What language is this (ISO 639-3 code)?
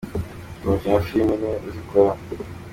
kin